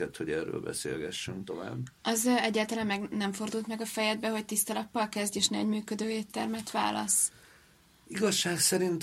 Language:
Hungarian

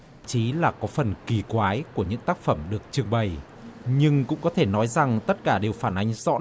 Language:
Vietnamese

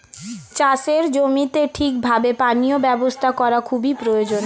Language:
Bangla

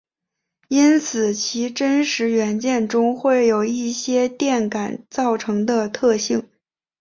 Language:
Chinese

